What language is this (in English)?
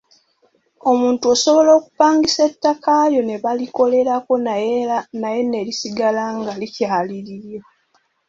Ganda